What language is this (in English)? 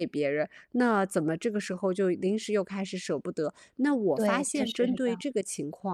Chinese